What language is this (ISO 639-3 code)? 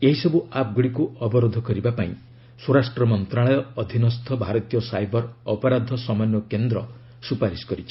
ori